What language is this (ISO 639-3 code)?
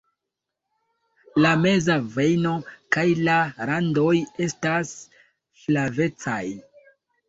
epo